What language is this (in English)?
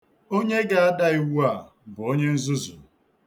Igbo